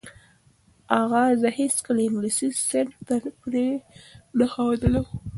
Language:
Pashto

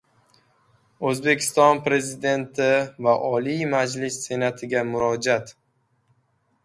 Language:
Uzbek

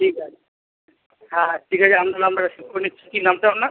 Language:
Bangla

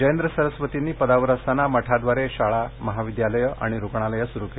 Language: Marathi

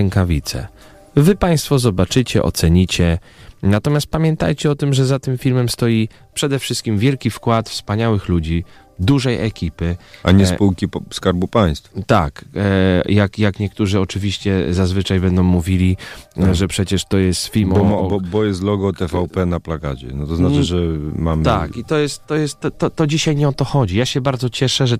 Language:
Polish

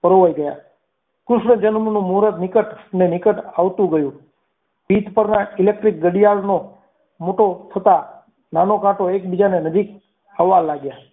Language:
Gujarati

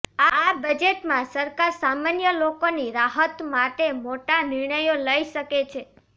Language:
Gujarati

